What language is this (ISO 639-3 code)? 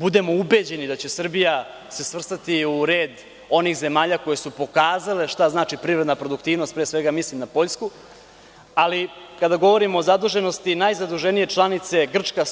srp